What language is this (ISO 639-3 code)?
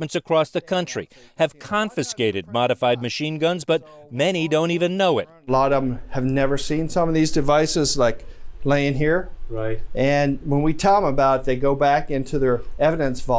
eng